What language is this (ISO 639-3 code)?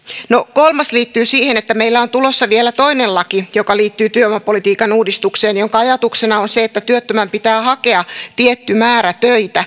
fin